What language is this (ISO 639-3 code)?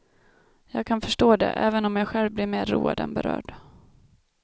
swe